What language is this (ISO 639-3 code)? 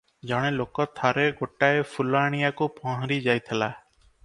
ori